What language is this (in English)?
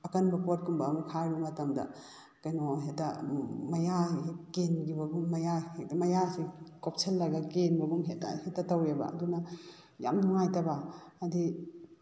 Manipuri